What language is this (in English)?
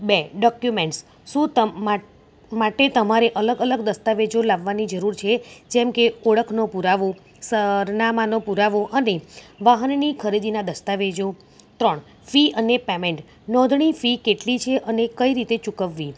Gujarati